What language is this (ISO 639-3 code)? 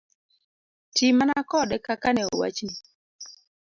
luo